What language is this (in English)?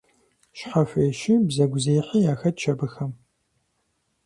Kabardian